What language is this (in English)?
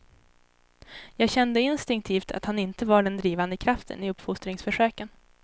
Swedish